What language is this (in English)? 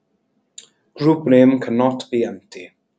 English